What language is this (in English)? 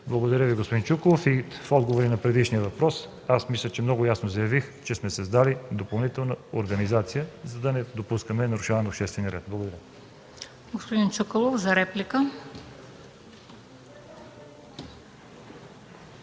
Bulgarian